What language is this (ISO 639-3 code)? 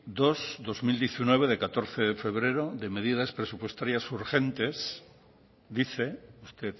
spa